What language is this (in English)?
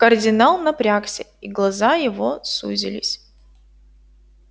Russian